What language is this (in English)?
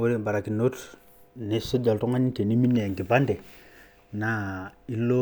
Masai